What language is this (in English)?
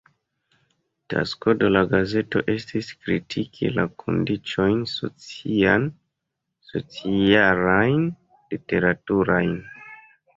Esperanto